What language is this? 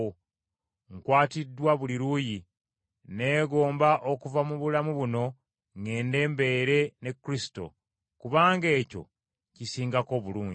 Ganda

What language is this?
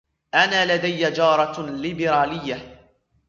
Arabic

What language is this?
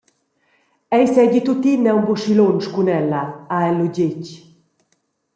Romansh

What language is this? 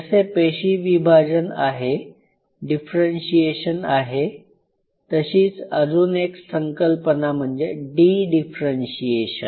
Marathi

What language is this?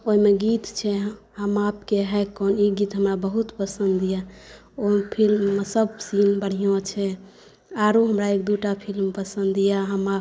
Maithili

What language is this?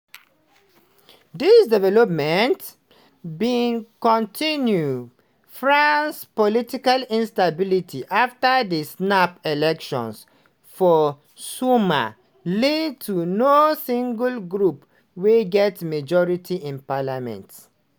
Nigerian Pidgin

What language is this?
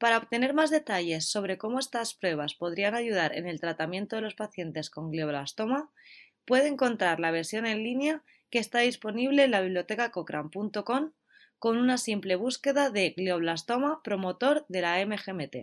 Spanish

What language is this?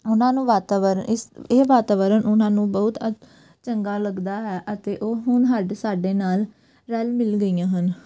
Punjabi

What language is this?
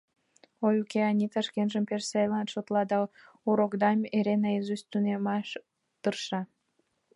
Mari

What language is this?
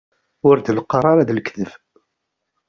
Kabyle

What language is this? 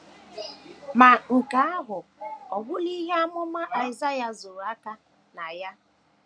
Igbo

